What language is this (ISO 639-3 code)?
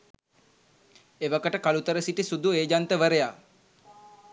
sin